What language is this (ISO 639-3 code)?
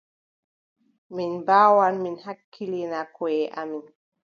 fub